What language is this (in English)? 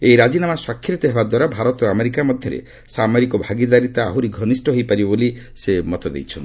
Odia